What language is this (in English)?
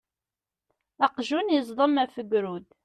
Kabyle